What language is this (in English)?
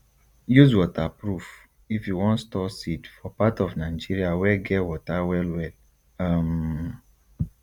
Nigerian Pidgin